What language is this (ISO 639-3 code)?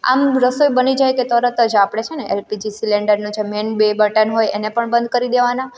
guj